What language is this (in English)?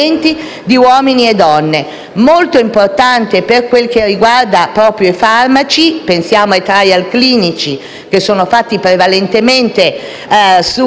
Italian